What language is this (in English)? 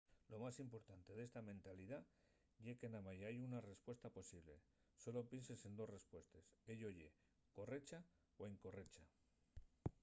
Asturian